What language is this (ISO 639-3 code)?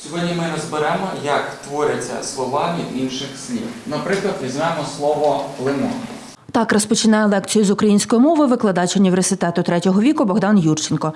ukr